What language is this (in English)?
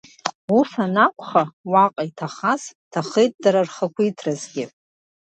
Abkhazian